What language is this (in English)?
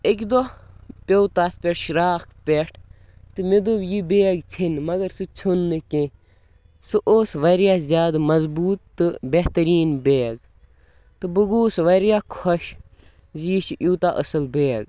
Kashmiri